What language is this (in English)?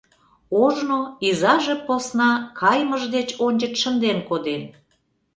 Mari